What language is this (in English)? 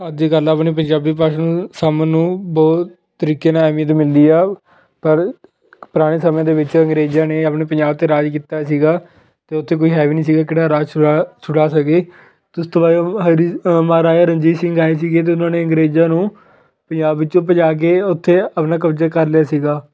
Punjabi